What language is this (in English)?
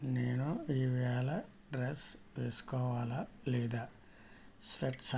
Telugu